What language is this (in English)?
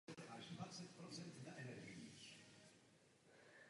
Czech